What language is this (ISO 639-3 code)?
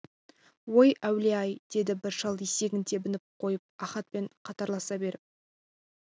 kaz